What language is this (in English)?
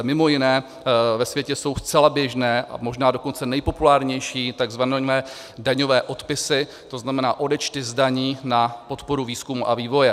Czech